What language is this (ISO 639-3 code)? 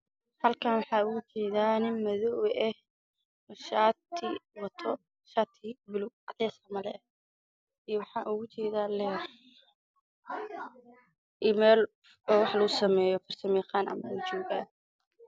som